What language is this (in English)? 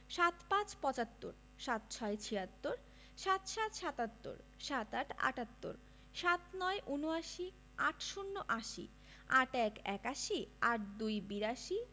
Bangla